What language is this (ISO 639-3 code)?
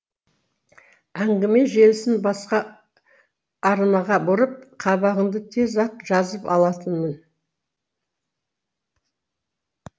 kaz